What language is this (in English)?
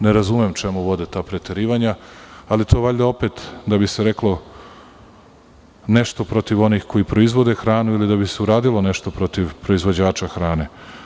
Serbian